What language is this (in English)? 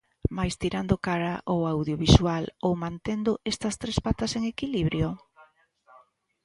Galician